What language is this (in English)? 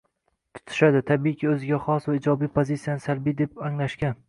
Uzbek